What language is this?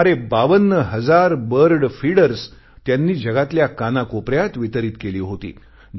Marathi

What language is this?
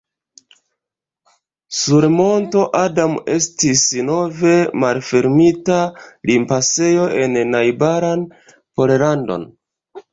Esperanto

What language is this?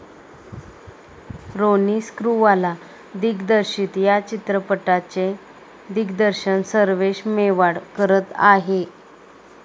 Marathi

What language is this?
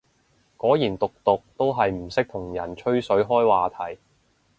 Cantonese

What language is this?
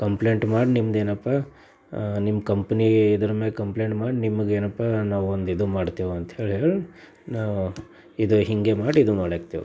Kannada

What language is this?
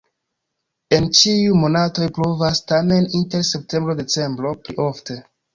Esperanto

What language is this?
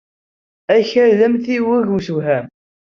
Kabyle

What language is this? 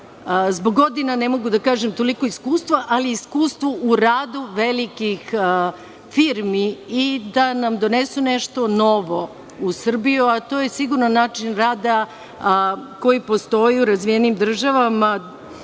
Serbian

